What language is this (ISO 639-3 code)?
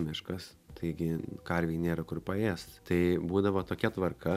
lit